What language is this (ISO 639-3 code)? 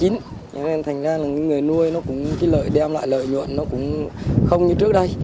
vie